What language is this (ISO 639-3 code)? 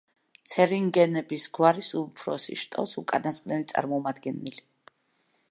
kat